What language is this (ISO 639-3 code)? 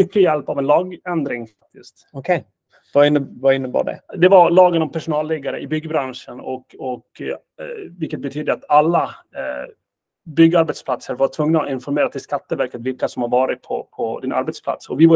swe